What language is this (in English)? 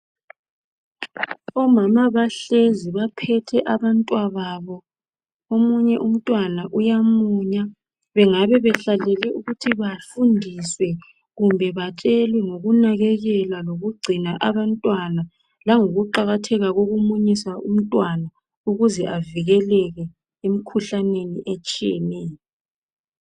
North Ndebele